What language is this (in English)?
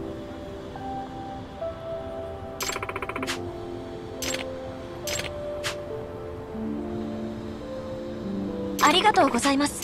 Japanese